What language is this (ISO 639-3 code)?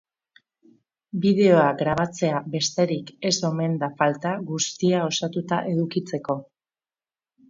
eus